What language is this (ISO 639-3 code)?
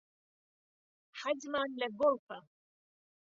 ckb